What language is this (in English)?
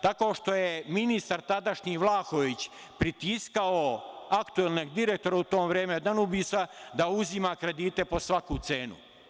Serbian